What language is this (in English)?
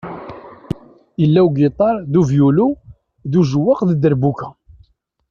Kabyle